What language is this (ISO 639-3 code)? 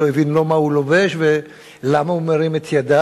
heb